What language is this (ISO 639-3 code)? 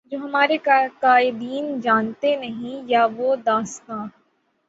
urd